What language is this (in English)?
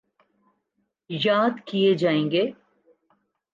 Urdu